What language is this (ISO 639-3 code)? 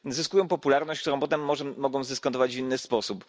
pol